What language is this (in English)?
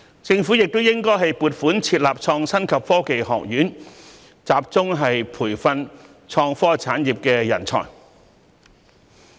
Cantonese